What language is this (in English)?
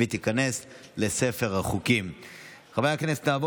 Hebrew